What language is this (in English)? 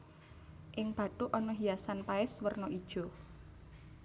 Javanese